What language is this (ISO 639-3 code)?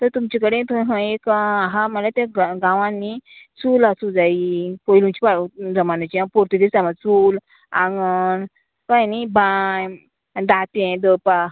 kok